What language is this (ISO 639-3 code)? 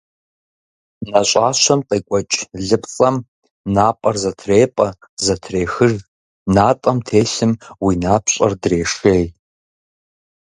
kbd